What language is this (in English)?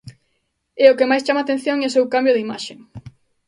Galician